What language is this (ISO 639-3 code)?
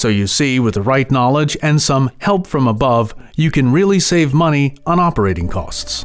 eng